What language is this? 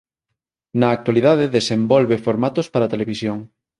Galician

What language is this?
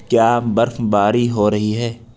Urdu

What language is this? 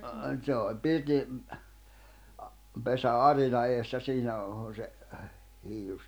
Finnish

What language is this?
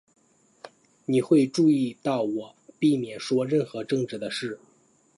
Chinese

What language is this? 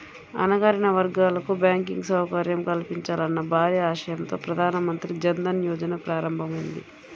Telugu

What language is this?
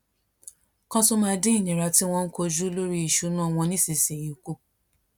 Yoruba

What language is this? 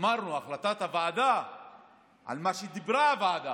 Hebrew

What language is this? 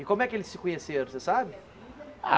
Portuguese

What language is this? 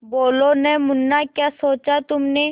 Hindi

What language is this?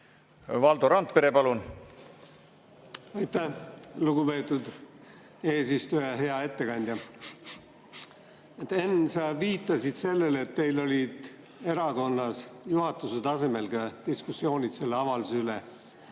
Estonian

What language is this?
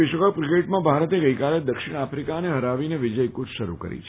Gujarati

